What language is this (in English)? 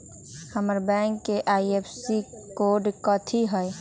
Magahi